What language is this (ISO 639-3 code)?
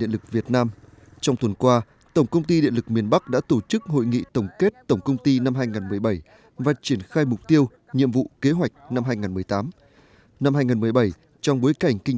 vie